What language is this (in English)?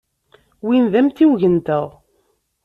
Kabyle